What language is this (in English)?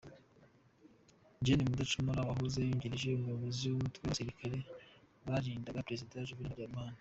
Kinyarwanda